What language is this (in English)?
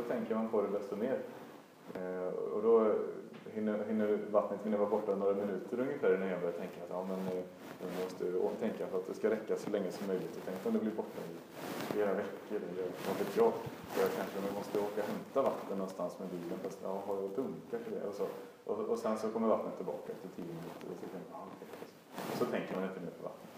Swedish